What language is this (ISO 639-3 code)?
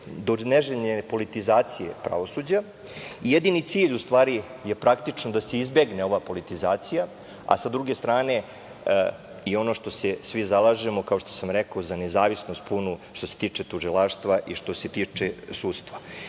srp